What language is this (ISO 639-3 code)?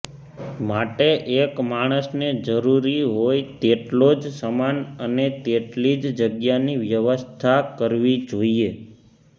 guj